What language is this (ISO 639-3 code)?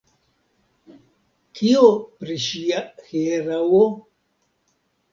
epo